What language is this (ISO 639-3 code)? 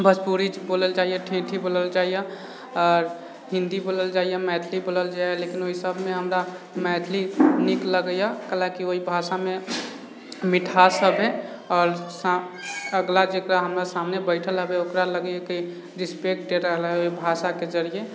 mai